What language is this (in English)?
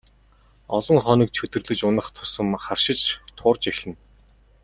Mongolian